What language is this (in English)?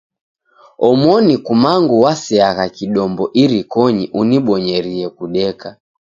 Taita